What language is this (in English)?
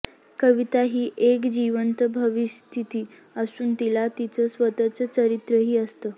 Marathi